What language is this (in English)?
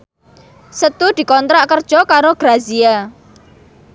Javanese